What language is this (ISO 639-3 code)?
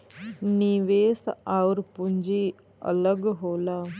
bho